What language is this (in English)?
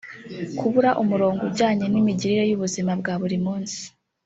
Kinyarwanda